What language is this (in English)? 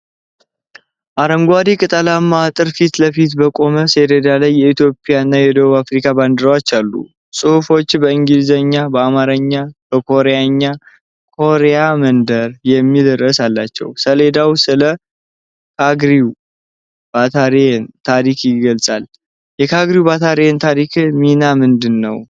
Amharic